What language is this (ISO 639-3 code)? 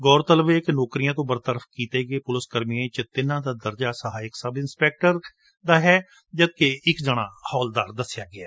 pan